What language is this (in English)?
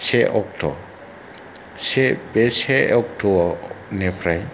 Bodo